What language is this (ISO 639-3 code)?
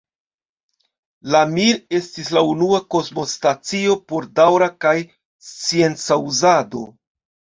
epo